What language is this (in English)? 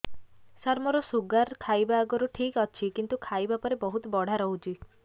Odia